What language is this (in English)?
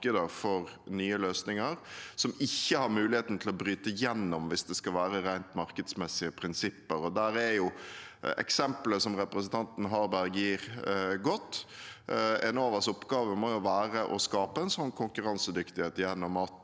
Norwegian